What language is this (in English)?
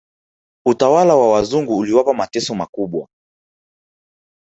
Swahili